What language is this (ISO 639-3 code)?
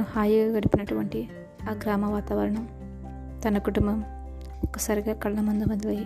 tel